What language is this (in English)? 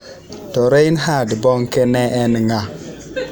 Luo (Kenya and Tanzania)